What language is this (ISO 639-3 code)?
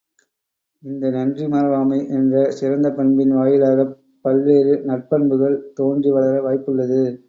tam